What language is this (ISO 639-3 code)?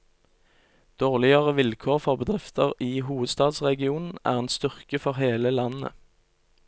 nor